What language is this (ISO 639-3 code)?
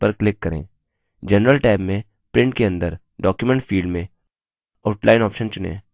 hin